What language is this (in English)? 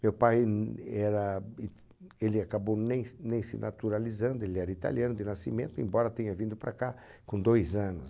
Portuguese